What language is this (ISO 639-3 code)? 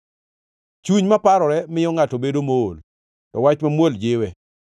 luo